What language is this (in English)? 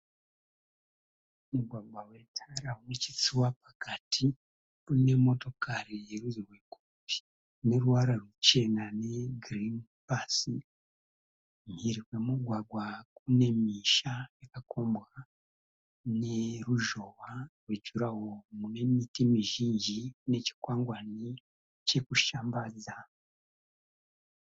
Shona